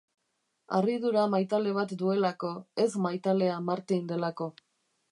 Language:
Basque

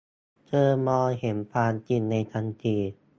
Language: Thai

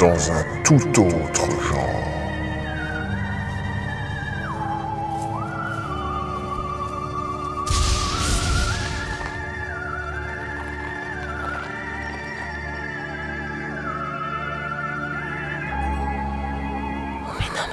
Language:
French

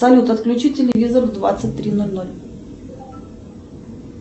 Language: Russian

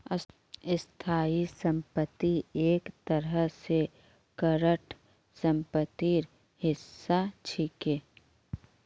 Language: Magahi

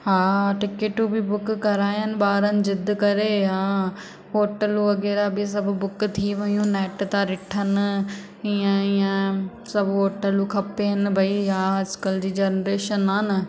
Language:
Sindhi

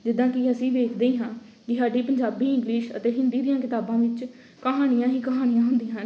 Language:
Punjabi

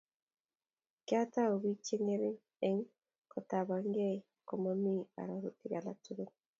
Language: Kalenjin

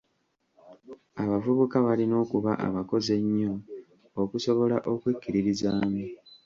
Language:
Ganda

